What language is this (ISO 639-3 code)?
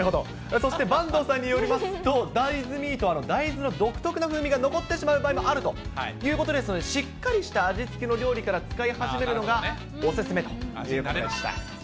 jpn